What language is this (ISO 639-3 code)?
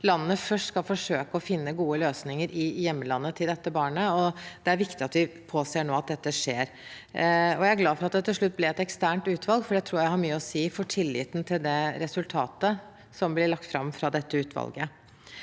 nor